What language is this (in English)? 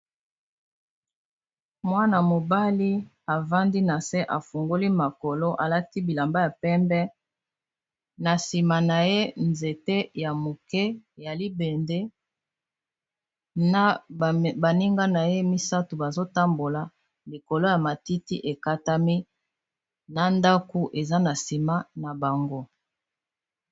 Lingala